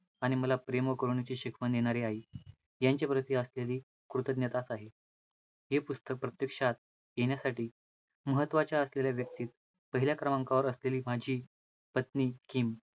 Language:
Marathi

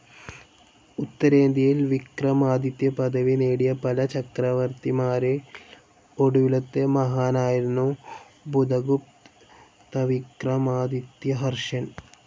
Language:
Malayalam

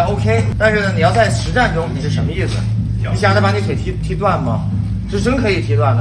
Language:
Chinese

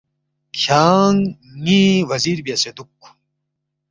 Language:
Balti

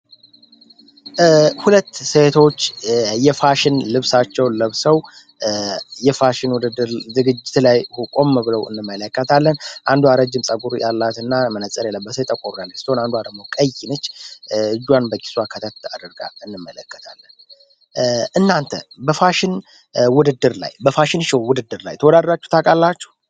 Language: Amharic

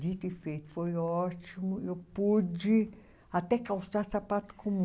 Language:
Portuguese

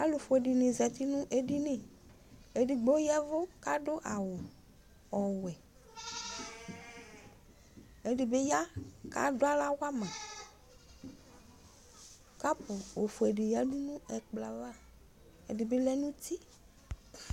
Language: Ikposo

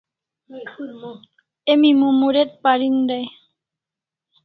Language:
Kalasha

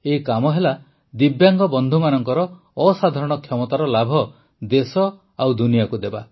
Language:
Odia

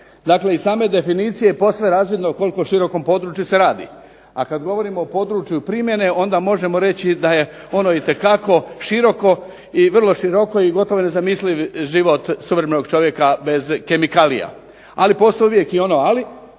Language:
Croatian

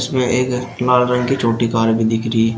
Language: Hindi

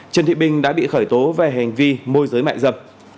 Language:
Vietnamese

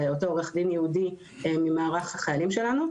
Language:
Hebrew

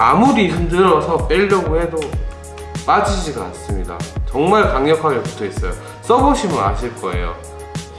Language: Korean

